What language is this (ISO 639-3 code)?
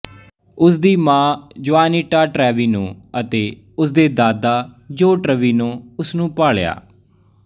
pan